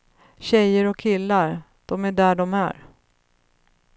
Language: Swedish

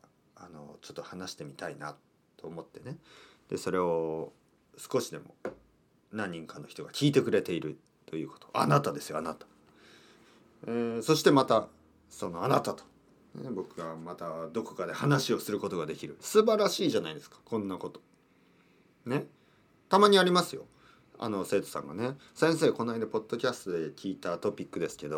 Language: Japanese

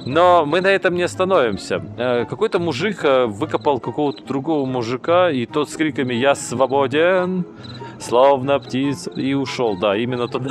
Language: Russian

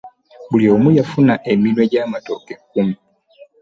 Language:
Ganda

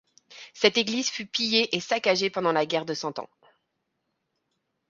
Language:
French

